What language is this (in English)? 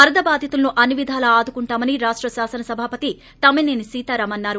Telugu